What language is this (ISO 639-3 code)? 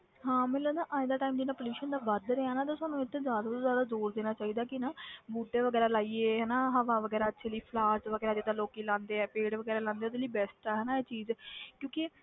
pan